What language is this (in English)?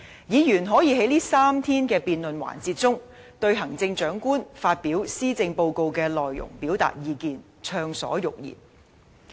Cantonese